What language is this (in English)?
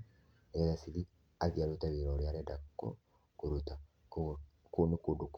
Kikuyu